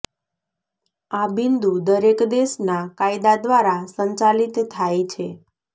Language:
Gujarati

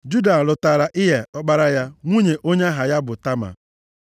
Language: Igbo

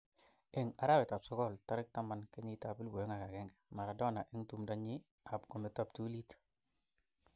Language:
Kalenjin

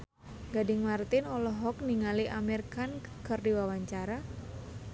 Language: Sundanese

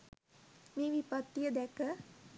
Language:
Sinhala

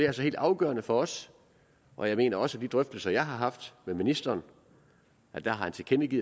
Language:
Danish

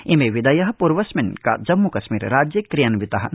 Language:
Sanskrit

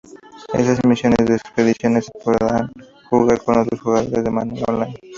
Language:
Spanish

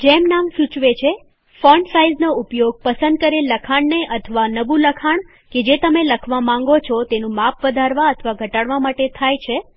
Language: Gujarati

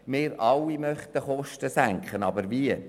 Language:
Swiss German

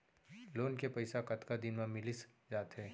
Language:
Chhattisgarhi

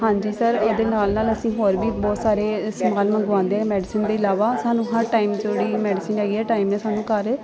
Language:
Punjabi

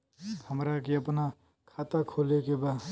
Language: Bhojpuri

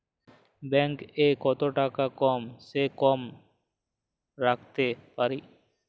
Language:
Bangla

